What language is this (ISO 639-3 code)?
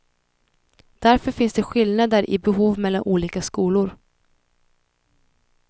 swe